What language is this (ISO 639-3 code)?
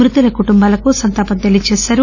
tel